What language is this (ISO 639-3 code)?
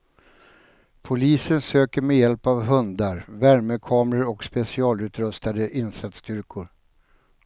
swe